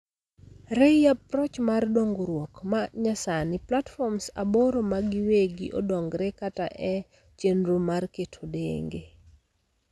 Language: Luo (Kenya and Tanzania)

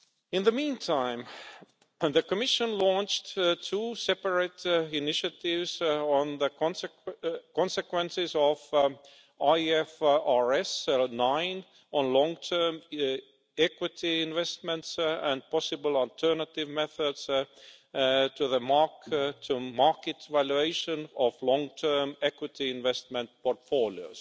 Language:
English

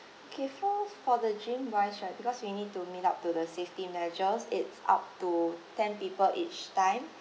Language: English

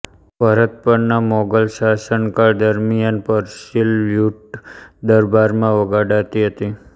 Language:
Gujarati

